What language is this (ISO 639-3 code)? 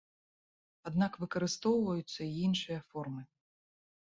bel